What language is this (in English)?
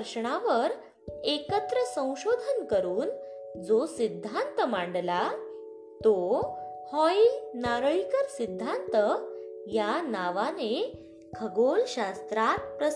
Marathi